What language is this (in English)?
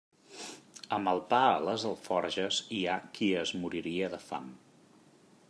Catalan